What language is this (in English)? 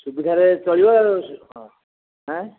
Odia